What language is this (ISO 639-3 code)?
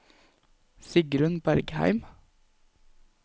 nor